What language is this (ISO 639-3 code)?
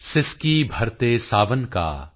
pan